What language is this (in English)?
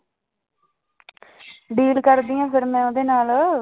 Punjabi